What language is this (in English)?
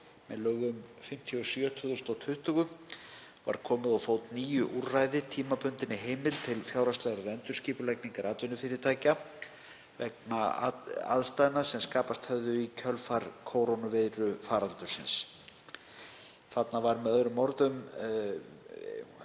Icelandic